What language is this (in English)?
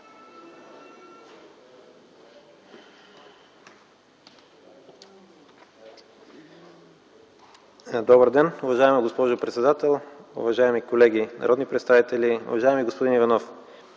Bulgarian